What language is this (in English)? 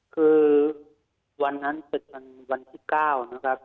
Thai